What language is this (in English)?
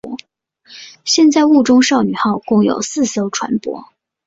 Chinese